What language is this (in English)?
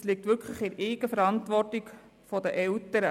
Swiss German